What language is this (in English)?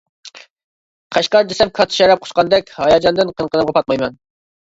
Uyghur